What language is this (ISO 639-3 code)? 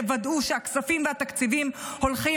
heb